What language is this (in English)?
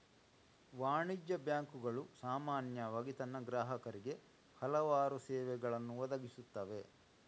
Kannada